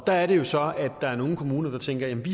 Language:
Danish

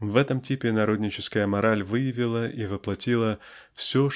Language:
Russian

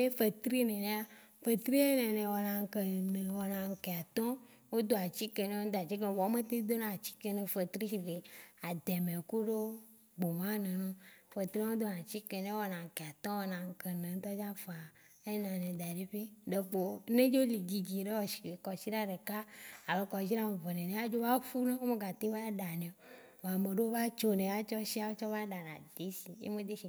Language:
Waci Gbe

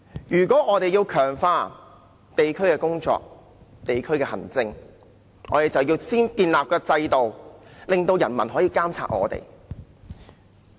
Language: Cantonese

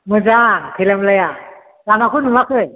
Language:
Bodo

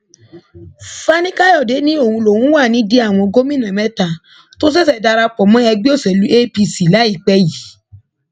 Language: Yoruba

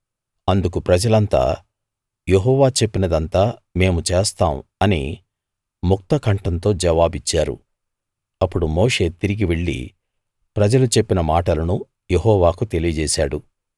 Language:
Telugu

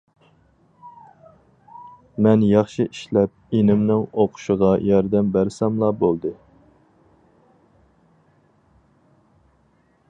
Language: Uyghur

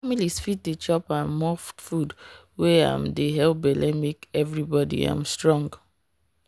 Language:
Nigerian Pidgin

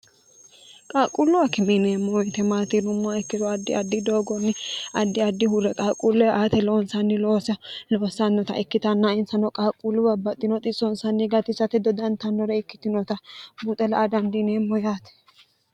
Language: Sidamo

